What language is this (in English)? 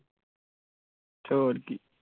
Punjabi